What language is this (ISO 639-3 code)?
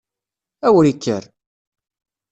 kab